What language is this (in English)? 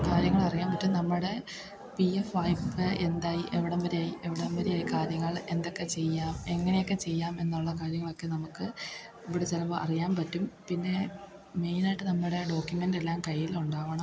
Malayalam